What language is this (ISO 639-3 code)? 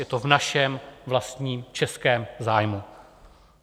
ces